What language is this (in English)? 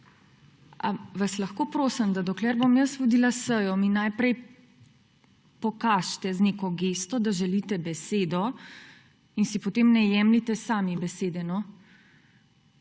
Slovenian